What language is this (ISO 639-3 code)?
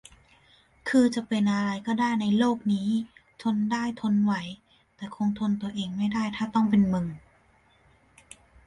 tha